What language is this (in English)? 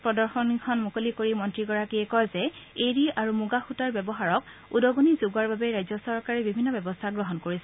Assamese